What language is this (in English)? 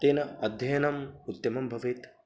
Sanskrit